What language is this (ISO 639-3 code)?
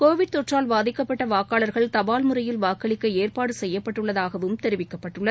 tam